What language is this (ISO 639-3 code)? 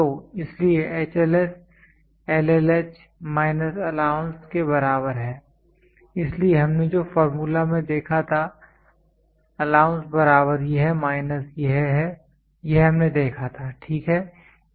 hin